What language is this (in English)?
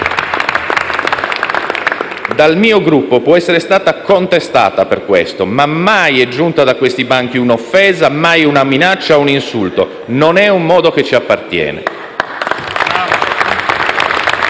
Italian